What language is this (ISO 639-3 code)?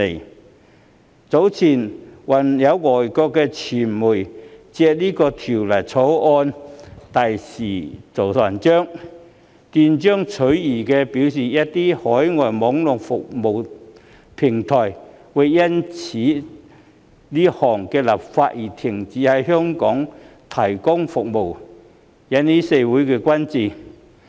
yue